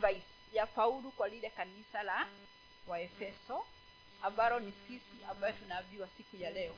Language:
Swahili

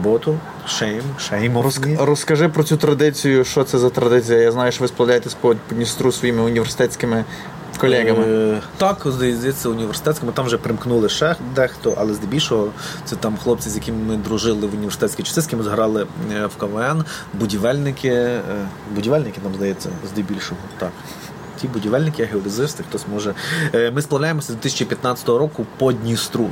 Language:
Ukrainian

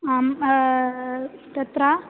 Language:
Sanskrit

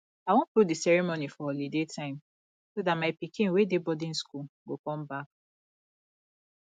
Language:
Nigerian Pidgin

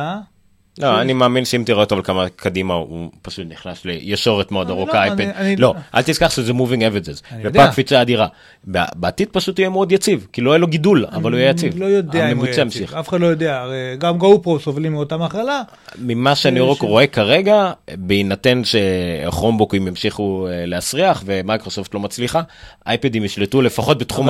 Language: Hebrew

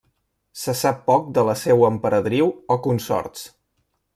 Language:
Catalan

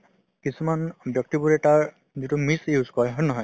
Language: Assamese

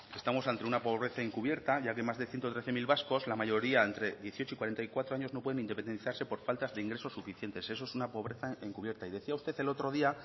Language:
Spanish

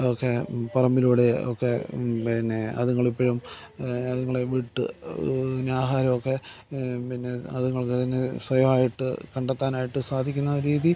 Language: Malayalam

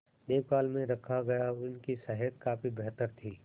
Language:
Hindi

